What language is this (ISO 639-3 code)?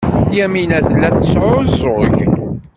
kab